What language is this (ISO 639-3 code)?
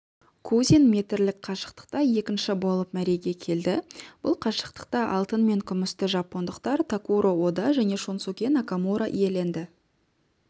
kaz